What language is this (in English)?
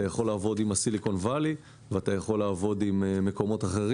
Hebrew